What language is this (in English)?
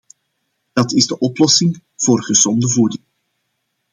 Dutch